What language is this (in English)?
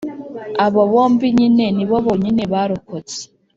Kinyarwanda